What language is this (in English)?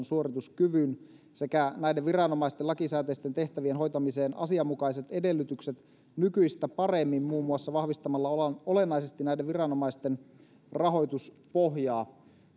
Finnish